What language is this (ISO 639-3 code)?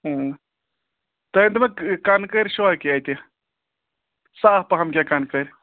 kas